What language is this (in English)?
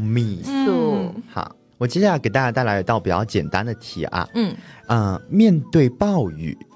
Chinese